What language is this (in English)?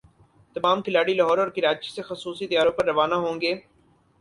Urdu